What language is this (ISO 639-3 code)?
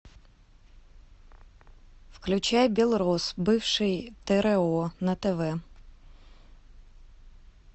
rus